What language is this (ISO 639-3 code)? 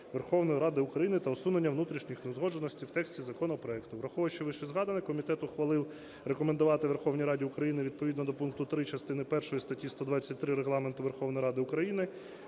ukr